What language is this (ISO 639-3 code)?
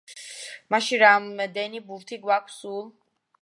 kat